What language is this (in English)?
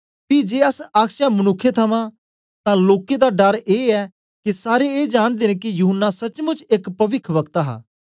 Dogri